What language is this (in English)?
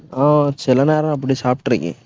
Tamil